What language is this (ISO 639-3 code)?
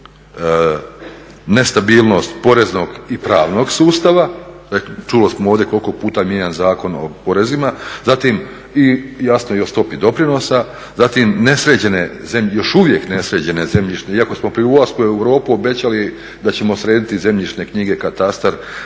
hrv